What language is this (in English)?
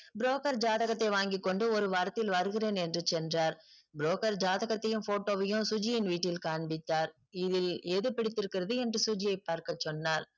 Tamil